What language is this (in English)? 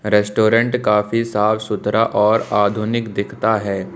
Hindi